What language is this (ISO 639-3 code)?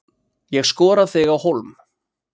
isl